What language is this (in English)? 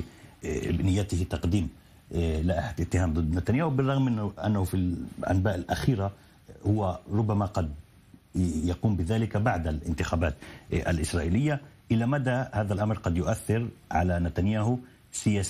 Arabic